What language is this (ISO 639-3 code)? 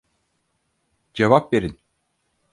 tur